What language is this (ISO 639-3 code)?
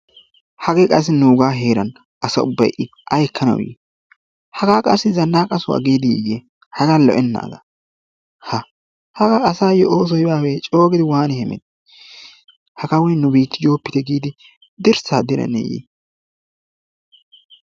wal